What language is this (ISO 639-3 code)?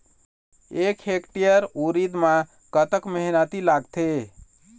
hne